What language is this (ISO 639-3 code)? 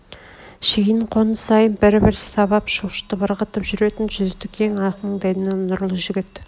kaz